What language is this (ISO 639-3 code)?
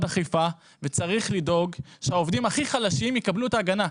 heb